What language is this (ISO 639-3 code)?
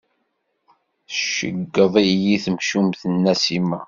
kab